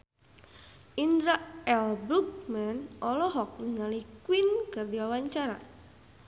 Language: Sundanese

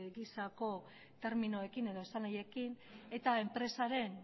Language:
Basque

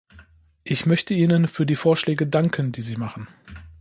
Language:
German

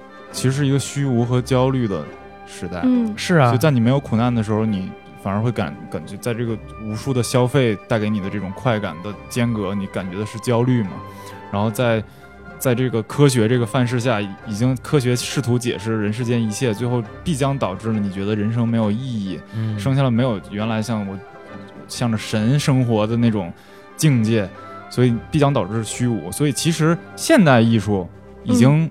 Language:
Chinese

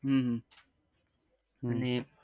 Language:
Gujarati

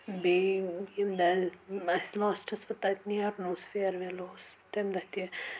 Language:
Kashmiri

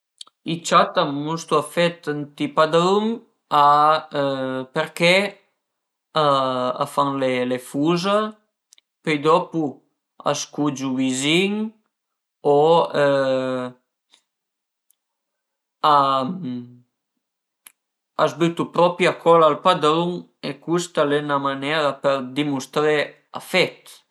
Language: Piedmontese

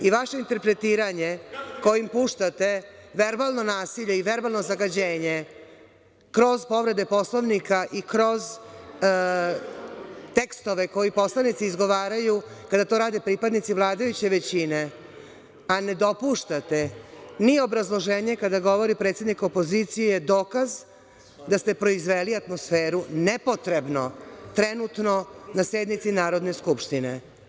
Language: Serbian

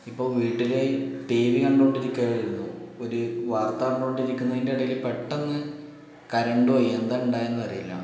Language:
Malayalam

